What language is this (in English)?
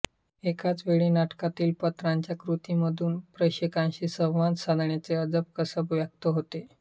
Marathi